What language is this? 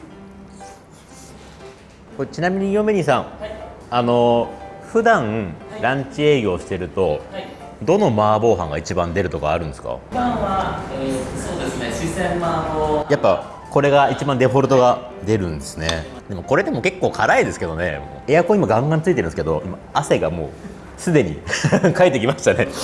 Japanese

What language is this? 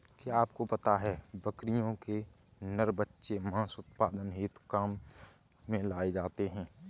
Hindi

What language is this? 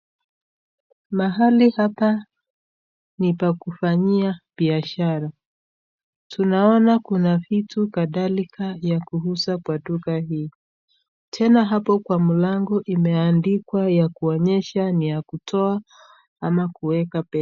Swahili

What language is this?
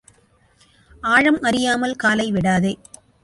Tamil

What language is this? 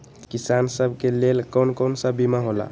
Magahi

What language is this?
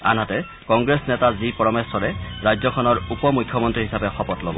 Assamese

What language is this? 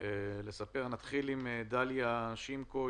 Hebrew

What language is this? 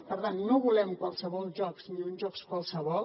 Catalan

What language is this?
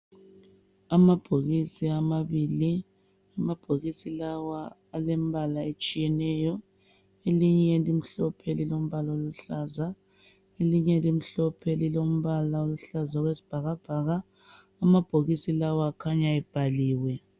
North Ndebele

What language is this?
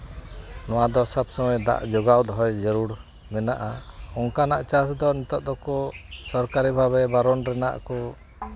Santali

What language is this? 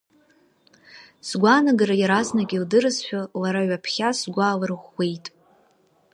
Abkhazian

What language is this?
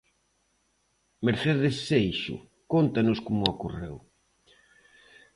Galician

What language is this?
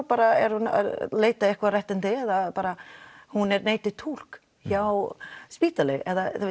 Icelandic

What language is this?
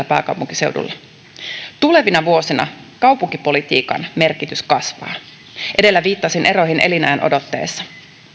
Finnish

